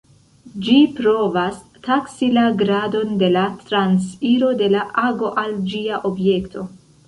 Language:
Esperanto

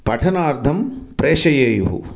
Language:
Sanskrit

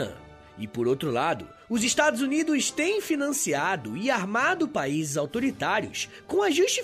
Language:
Portuguese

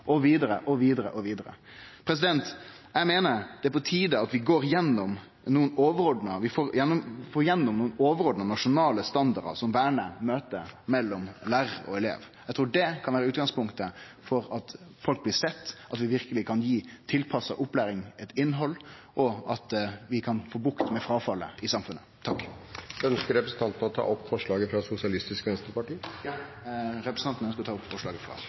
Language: Norwegian Nynorsk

